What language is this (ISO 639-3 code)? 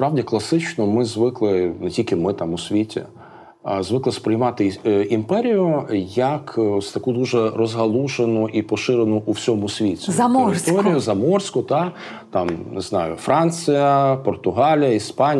ukr